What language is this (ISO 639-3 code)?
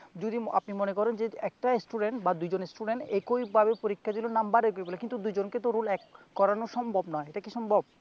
ben